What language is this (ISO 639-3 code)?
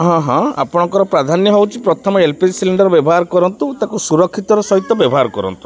ori